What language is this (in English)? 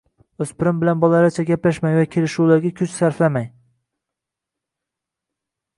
Uzbek